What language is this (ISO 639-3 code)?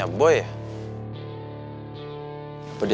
ind